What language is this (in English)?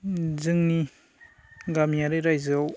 Bodo